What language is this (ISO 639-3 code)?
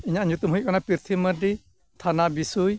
sat